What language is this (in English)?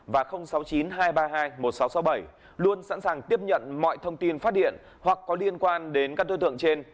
Vietnamese